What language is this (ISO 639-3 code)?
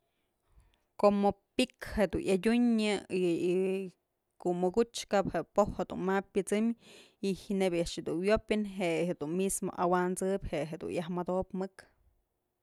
mzl